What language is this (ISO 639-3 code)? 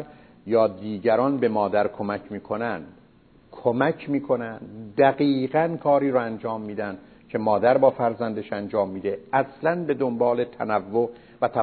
fas